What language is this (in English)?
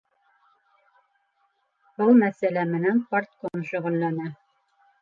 Bashkir